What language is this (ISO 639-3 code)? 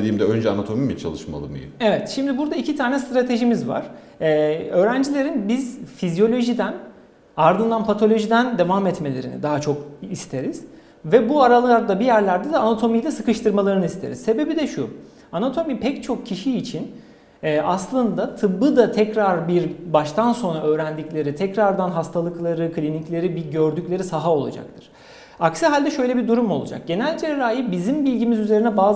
tur